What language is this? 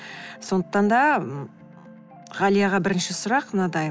Kazakh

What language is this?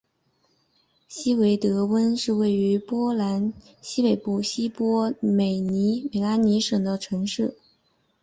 Chinese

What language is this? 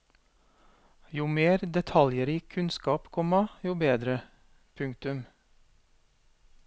Norwegian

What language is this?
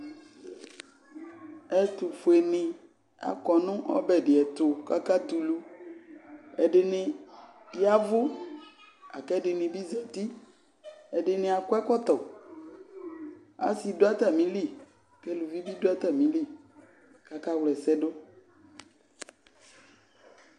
Ikposo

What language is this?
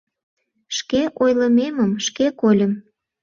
Mari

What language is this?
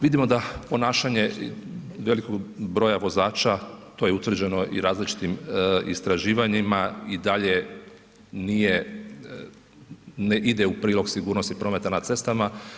Croatian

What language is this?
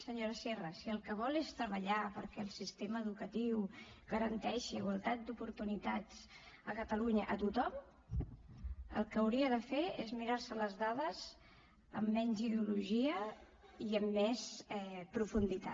Catalan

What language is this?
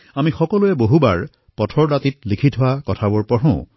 Assamese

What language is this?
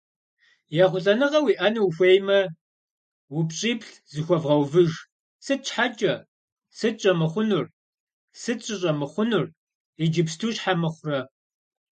Kabardian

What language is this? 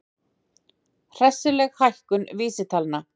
Icelandic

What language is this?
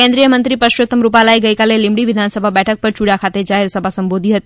Gujarati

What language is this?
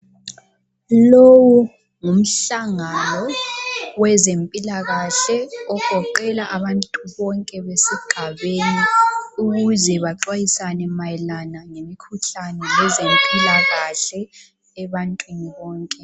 North Ndebele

